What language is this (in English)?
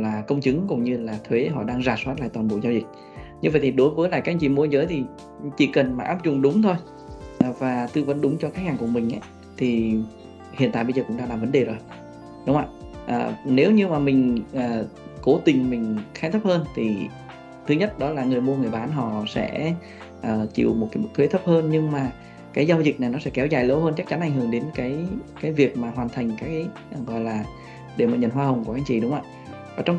Vietnamese